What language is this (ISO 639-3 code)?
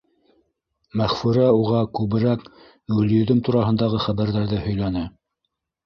bak